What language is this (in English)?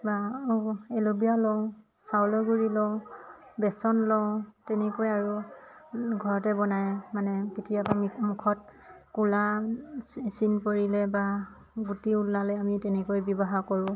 Assamese